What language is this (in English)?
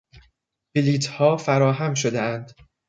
Persian